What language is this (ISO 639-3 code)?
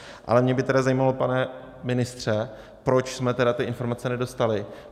ces